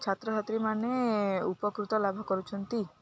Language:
Odia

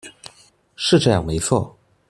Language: Chinese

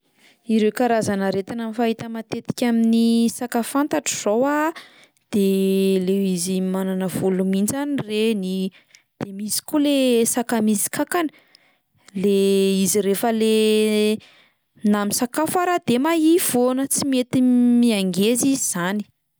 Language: Malagasy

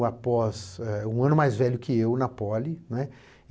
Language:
Portuguese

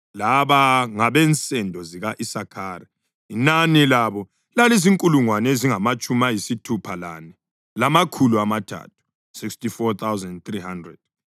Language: North Ndebele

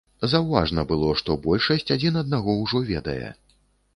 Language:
Belarusian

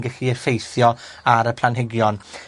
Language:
Welsh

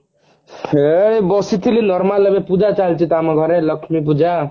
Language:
Odia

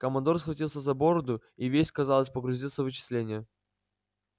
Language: Russian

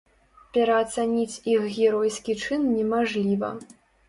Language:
Belarusian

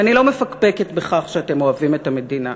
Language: Hebrew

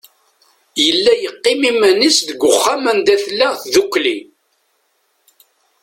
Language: Kabyle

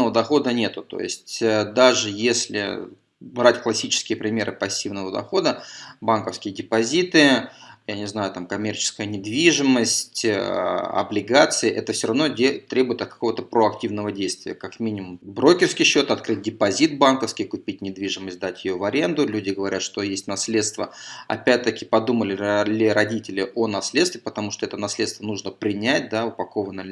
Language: Russian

